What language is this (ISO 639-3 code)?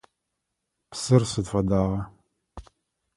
ady